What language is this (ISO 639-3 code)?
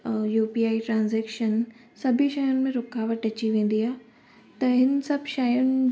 snd